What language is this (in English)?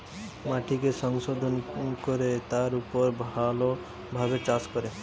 Bangla